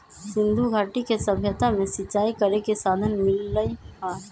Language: Magahi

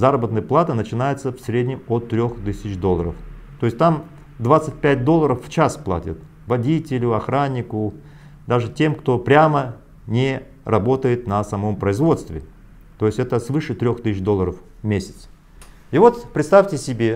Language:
Russian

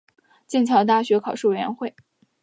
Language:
Chinese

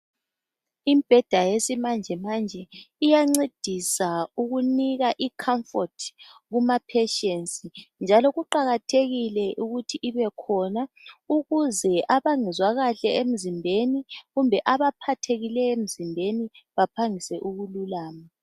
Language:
North Ndebele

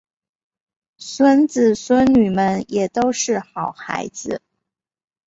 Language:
Chinese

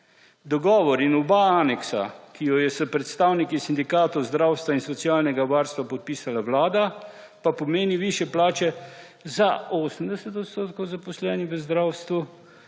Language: Slovenian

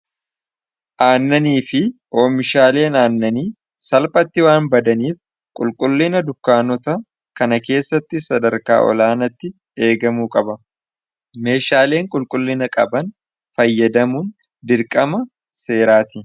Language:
Oromo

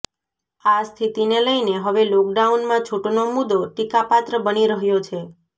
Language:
Gujarati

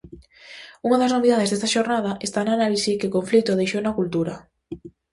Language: Galician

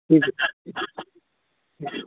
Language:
Maithili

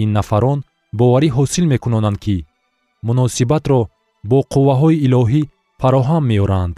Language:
Persian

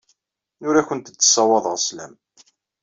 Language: Kabyle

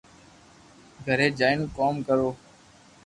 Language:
Loarki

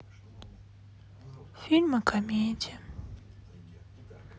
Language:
Russian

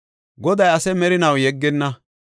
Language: Gofa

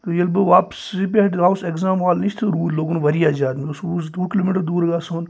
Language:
Kashmiri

